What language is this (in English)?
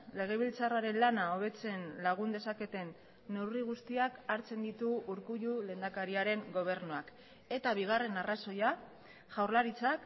Basque